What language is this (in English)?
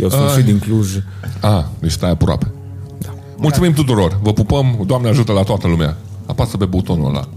Romanian